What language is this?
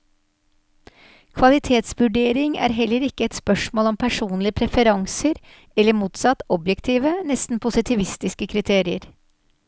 Norwegian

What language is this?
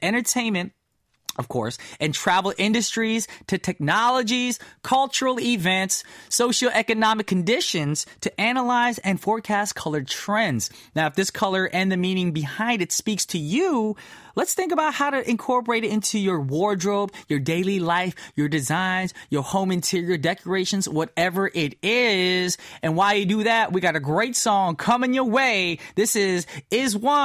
English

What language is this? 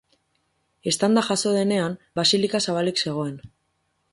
Basque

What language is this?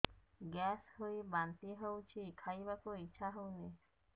Odia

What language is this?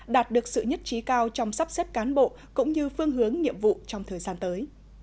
Vietnamese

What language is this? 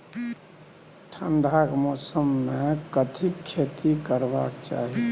Maithili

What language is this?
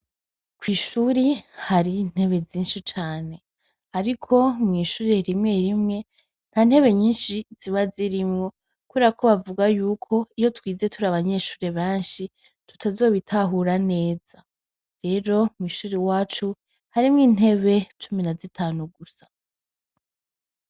Rundi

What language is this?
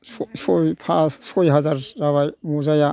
Bodo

